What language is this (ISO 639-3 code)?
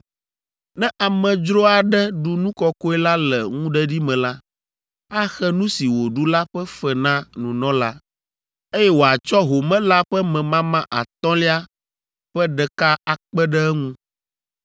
ewe